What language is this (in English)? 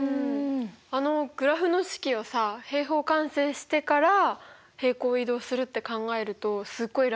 Japanese